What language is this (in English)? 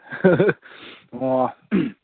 Manipuri